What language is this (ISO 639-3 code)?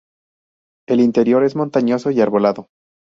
spa